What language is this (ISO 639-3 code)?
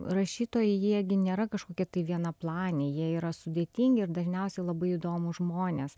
lit